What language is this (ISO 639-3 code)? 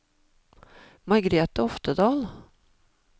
nor